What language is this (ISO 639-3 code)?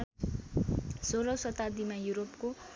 nep